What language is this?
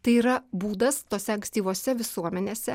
Lithuanian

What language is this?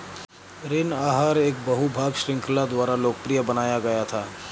Hindi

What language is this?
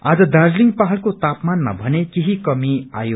Nepali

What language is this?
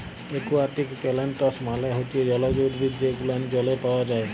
Bangla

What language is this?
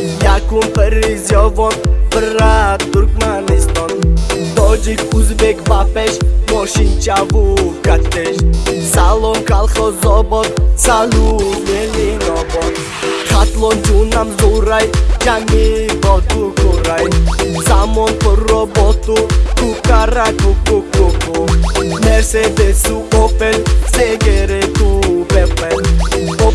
Turkish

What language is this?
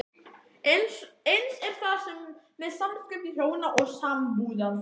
Icelandic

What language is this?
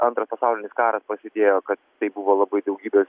Lithuanian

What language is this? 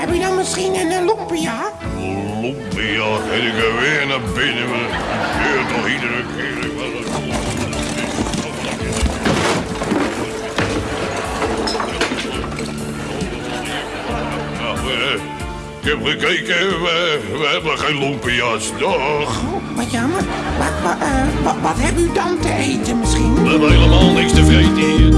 Dutch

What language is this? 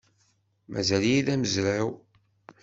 Kabyle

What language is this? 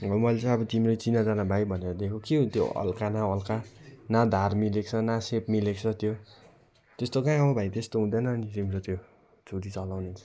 Nepali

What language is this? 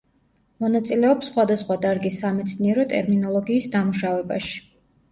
Georgian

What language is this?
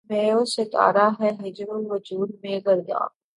Urdu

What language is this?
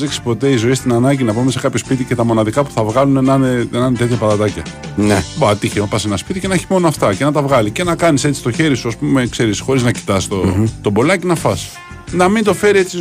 Greek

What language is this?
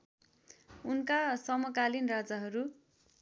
Nepali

